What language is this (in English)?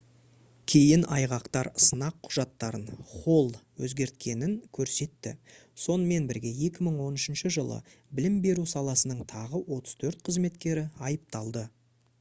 Kazakh